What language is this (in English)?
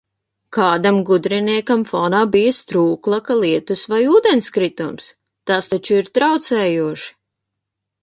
Latvian